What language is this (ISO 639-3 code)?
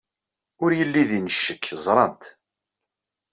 kab